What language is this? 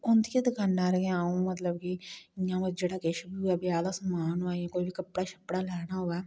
Dogri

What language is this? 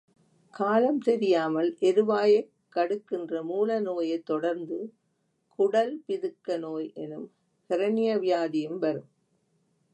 Tamil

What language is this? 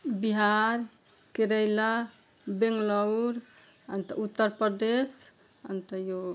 Nepali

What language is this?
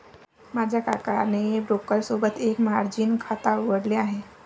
Marathi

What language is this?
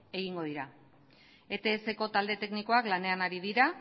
Basque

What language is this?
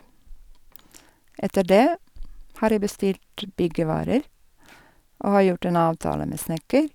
Norwegian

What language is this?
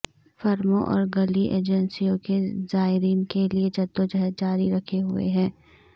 Urdu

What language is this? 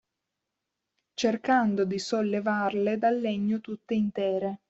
Italian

